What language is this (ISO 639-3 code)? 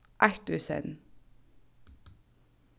fao